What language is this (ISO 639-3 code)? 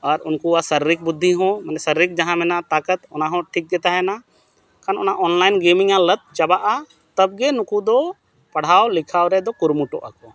sat